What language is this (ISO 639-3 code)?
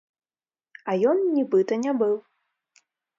bel